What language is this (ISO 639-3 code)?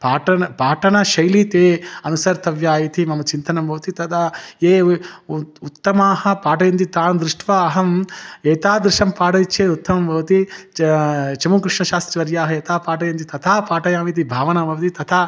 san